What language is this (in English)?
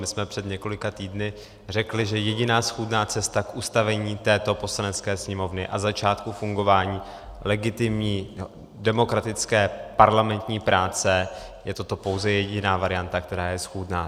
Czech